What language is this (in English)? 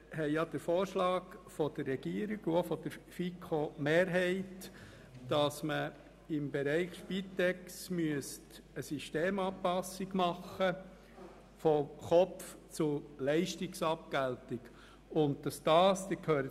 Swiss German